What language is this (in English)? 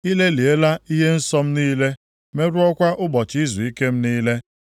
Igbo